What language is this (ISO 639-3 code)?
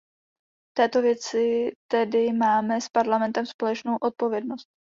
ces